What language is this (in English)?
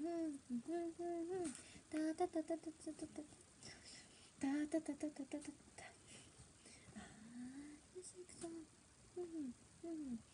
Japanese